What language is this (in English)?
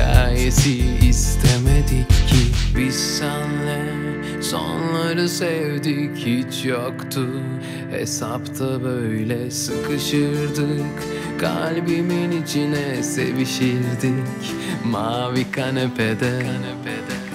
Turkish